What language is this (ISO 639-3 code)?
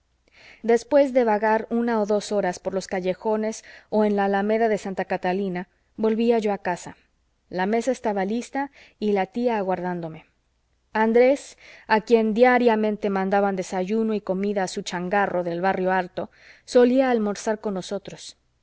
spa